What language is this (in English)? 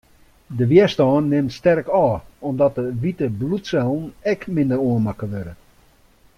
Western Frisian